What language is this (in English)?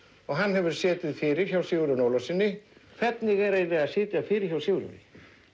Icelandic